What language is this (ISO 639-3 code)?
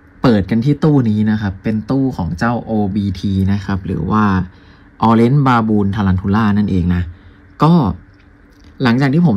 tha